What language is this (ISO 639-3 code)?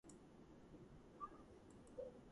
kat